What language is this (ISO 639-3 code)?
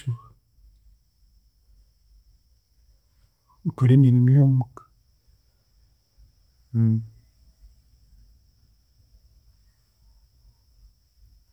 cgg